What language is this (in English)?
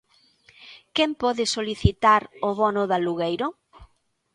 Galician